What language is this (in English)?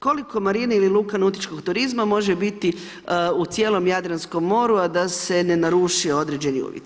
Croatian